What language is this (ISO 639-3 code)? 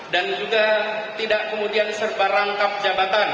ind